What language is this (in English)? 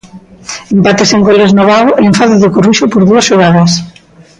Galician